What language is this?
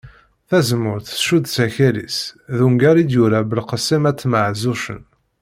Kabyle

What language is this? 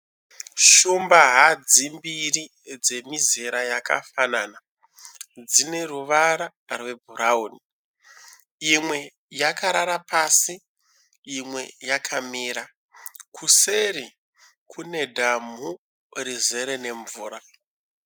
Shona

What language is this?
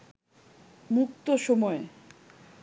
Bangla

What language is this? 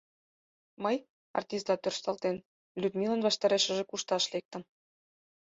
Mari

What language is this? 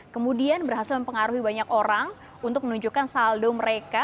Indonesian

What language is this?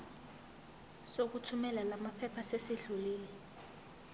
Zulu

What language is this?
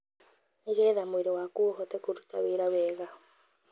Kikuyu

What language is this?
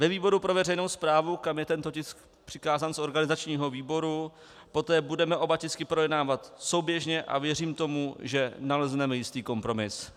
Czech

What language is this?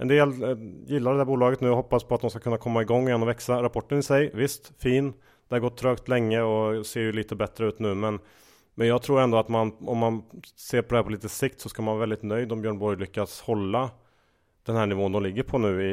Swedish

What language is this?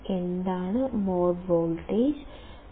Malayalam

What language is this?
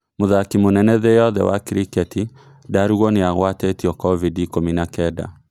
Kikuyu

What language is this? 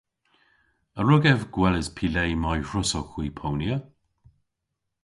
Cornish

